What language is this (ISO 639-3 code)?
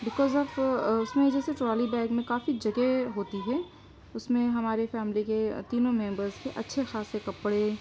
urd